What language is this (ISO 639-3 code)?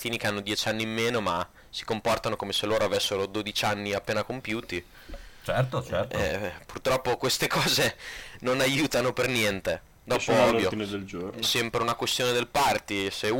ita